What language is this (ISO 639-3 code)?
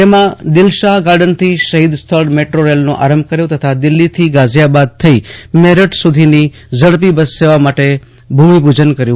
guj